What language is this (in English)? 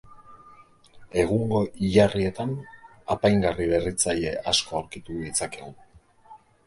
Basque